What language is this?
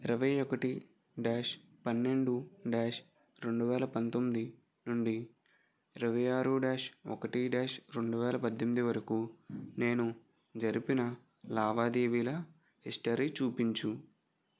Telugu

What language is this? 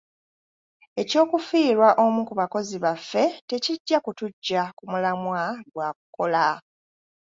Ganda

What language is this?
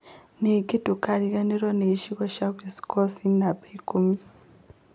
Kikuyu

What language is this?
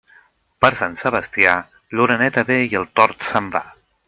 Catalan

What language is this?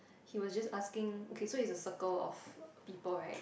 English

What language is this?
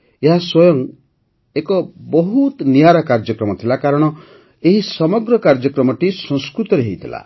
Odia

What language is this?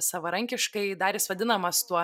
Lithuanian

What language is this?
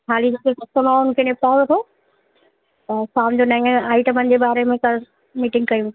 Sindhi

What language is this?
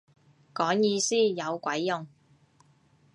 Cantonese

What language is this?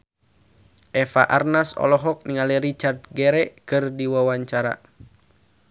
Sundanese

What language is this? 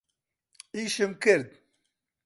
Central Kurdish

